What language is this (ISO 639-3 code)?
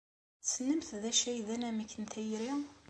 kab